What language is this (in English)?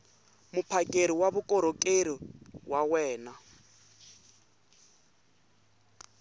Tsonga